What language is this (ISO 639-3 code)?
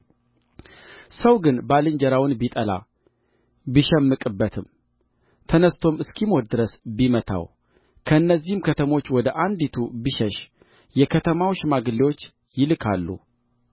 amh